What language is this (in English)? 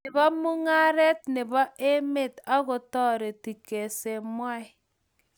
Kalenjin